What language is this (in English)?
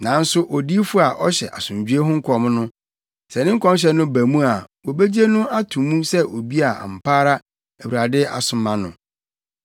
Akan